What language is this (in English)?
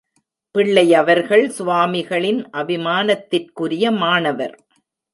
Tamil